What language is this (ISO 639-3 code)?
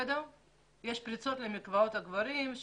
heb